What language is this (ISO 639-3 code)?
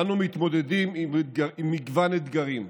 heb